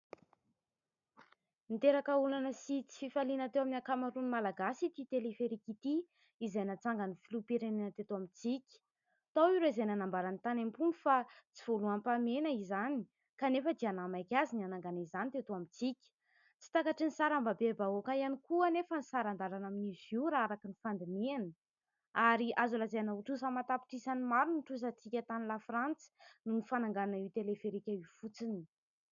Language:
Malagasy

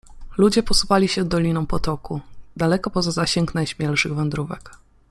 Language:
Polish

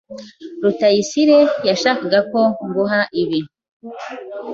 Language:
Kinyarwanda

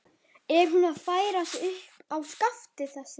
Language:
Icelandic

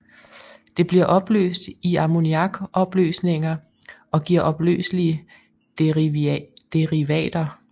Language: Danish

